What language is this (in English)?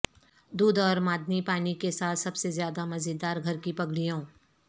Urdu